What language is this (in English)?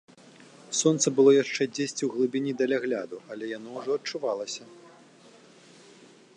Belarusian